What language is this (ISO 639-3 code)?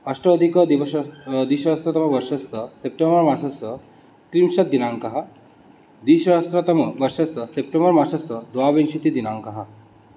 san